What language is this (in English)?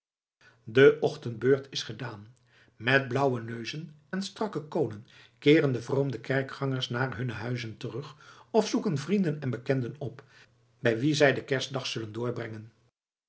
Dutch